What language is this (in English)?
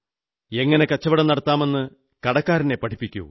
Malayalam